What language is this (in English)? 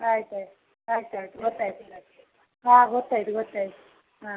Kannada